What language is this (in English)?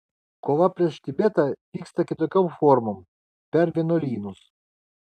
Lithuanian